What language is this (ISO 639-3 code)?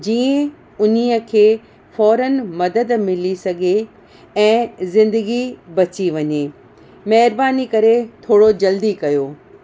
snd